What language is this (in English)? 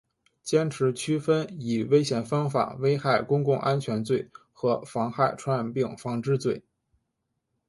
Chinese